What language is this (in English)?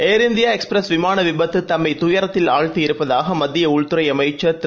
Tamil